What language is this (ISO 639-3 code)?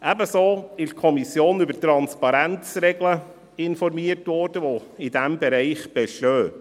gsw